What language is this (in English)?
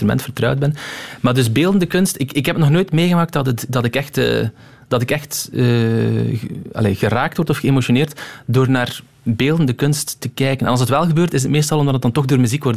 Dutch